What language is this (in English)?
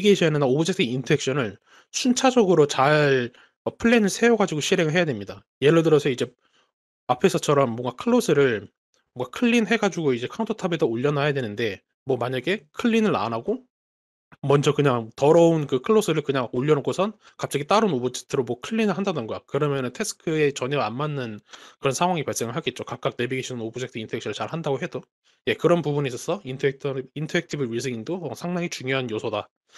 Korean